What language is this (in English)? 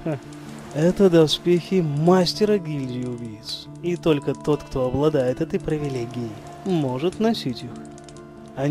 Russian